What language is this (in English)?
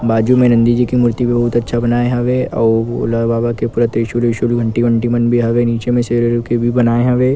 Chhattisgarhi